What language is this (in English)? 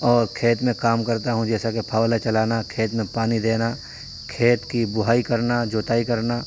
Urdu